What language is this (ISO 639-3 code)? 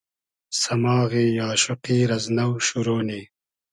haz